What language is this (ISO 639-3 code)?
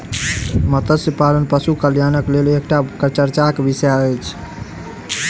mai